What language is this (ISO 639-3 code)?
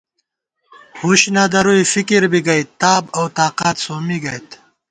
gwt